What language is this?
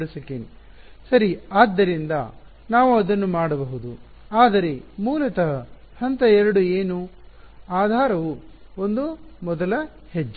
Kannada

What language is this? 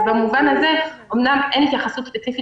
Hebrew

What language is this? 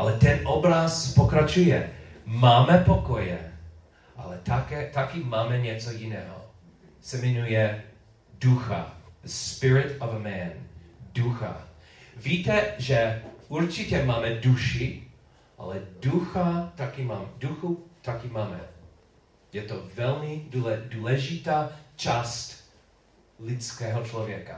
Czech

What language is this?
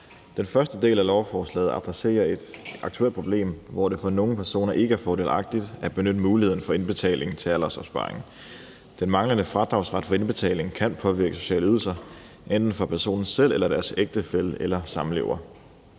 Danish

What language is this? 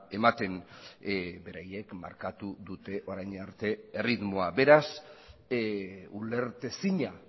Basque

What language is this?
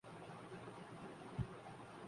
Urdu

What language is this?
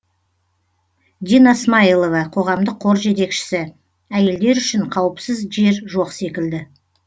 Kazakh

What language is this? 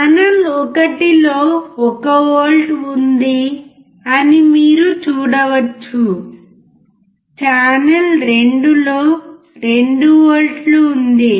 Telugu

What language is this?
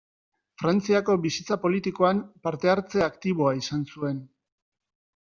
Basque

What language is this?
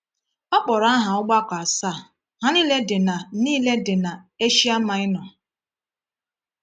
Igbo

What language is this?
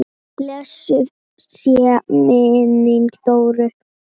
Icelandic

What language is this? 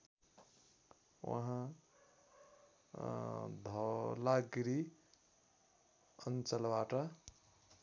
Nepali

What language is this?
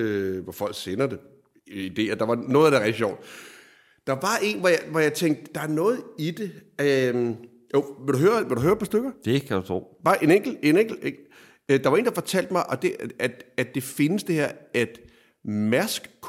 Danish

